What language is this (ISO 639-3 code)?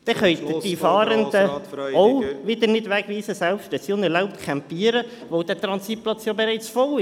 gsw